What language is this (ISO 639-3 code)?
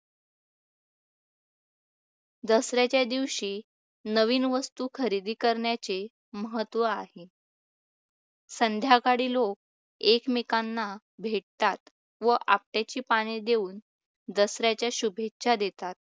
mar